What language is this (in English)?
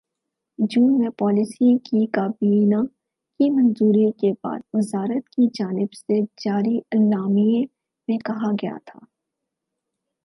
Urdu